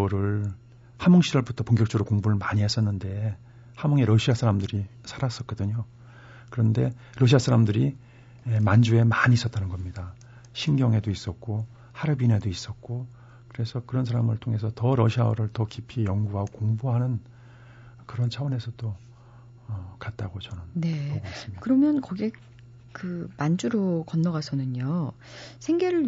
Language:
Korean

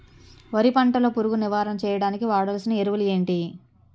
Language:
Telugu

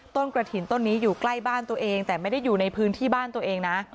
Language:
Thai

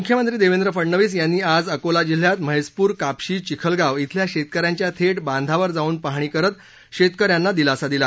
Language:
Marathi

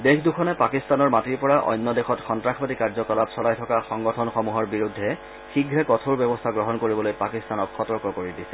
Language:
Assamese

